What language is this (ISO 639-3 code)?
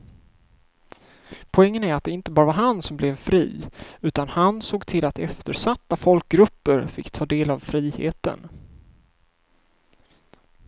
swe